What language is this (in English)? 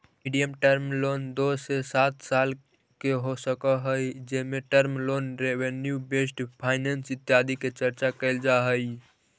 Magahi